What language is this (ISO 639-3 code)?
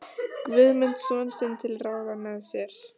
isl